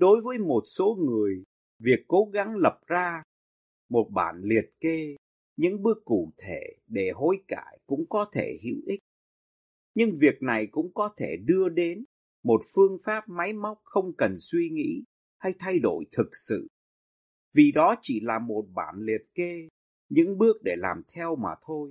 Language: Vietnamese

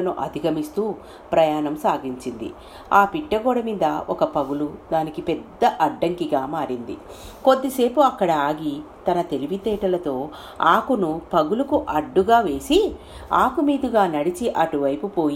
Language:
Telugu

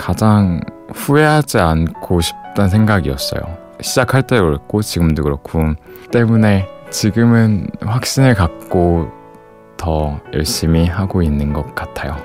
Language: Korean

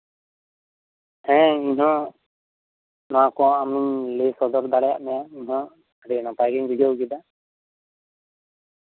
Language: Santali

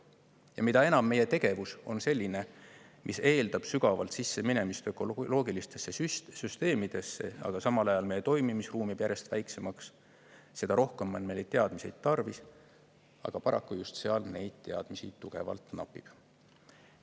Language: Estonian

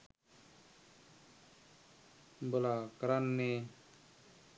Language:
Sinhala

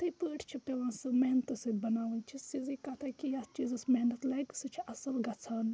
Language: Kashmiri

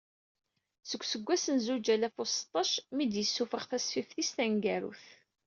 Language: Kabyle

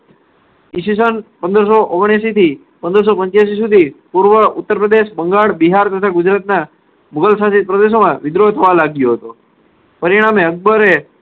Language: Gujarati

